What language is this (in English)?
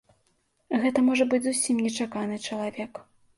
Belarusian